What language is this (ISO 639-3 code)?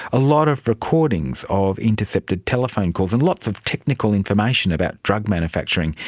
eng